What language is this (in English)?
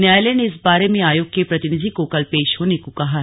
Hindi